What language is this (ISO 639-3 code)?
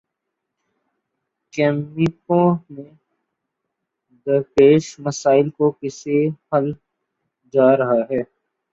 urd